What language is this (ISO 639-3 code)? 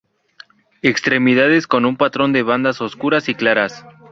spa